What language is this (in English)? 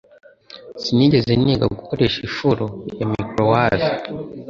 Kinyarwanda